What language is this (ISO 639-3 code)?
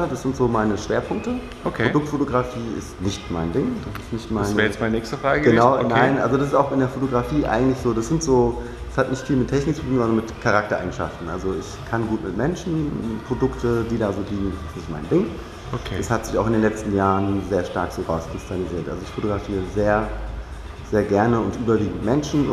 deu